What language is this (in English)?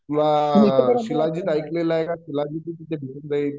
Marathi